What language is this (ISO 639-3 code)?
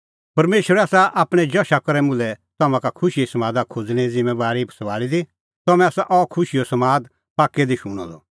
kfx